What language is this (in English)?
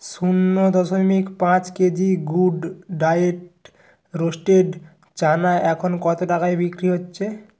Bangla